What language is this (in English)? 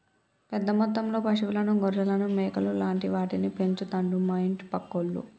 Telugu